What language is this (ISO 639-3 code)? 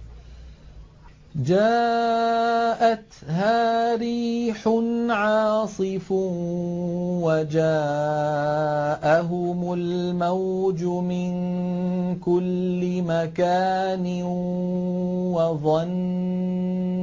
ara